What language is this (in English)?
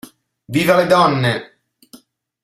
Italian